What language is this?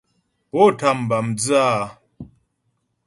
Ghomala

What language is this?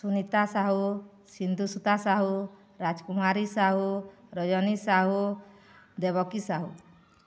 Odia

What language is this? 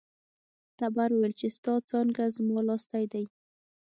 Pashto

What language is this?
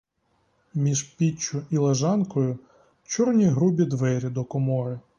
Ukrainian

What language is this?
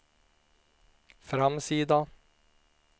Swedish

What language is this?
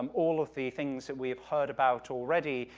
English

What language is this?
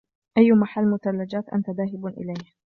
Arabic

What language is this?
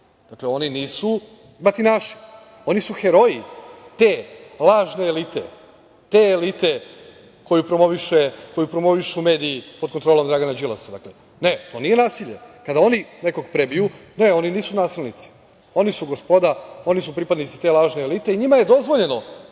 Serbian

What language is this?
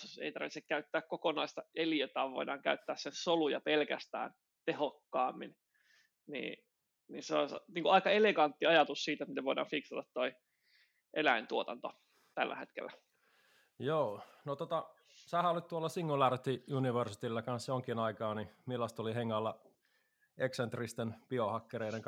Finnish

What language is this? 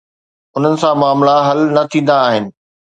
Sindhi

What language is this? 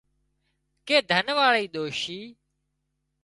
Wadiyara Koli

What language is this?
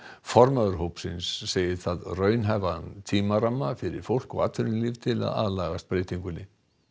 Icelandic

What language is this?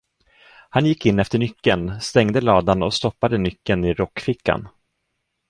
Swedish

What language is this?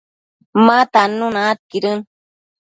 Matsés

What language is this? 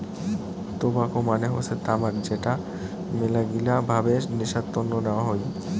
Bangla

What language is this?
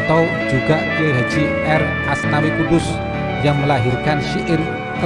Indonesian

